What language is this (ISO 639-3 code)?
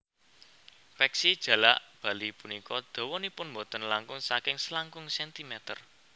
jav